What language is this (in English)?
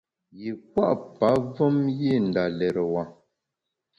Bamun